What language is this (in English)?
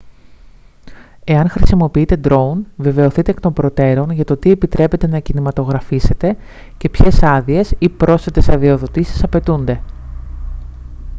Greek